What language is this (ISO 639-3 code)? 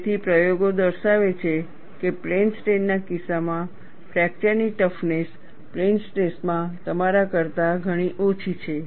guj